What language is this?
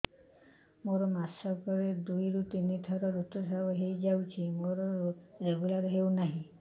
Odia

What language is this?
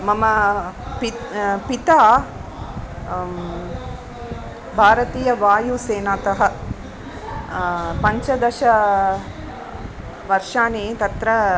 Sanskrit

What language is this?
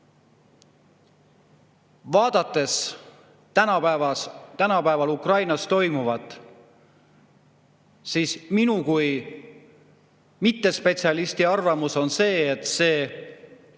Estonian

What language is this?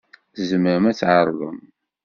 Kabyle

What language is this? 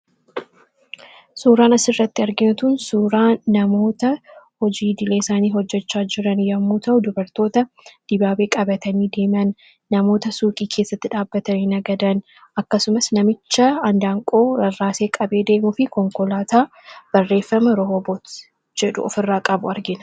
Oromo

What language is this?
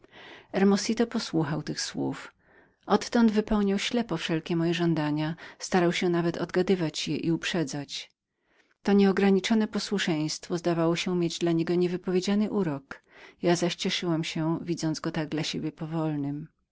Polish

